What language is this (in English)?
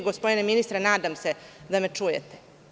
Serbian